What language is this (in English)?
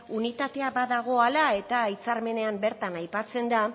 Basque